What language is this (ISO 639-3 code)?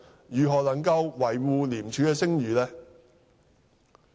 yue